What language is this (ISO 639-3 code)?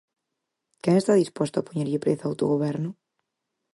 glg